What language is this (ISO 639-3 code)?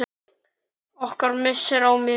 isl